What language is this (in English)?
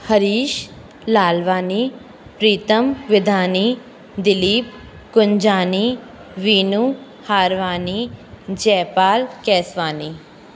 Sindhi